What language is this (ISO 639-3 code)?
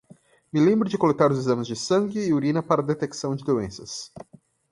por